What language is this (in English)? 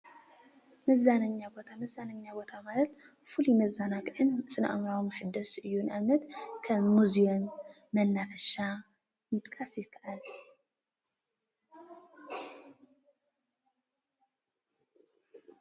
Tigrinya